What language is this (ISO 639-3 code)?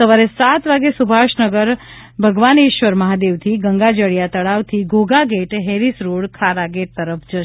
guj